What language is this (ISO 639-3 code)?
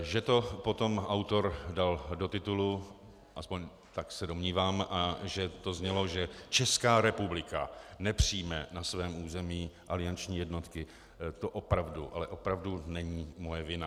ces